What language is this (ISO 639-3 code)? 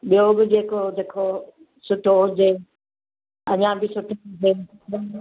snd